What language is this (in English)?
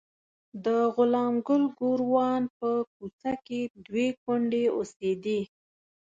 Pashto